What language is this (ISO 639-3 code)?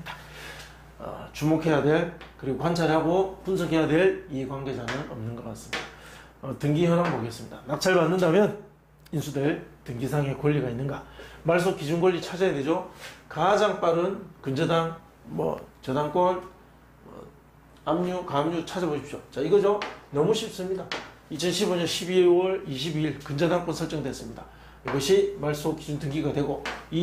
kor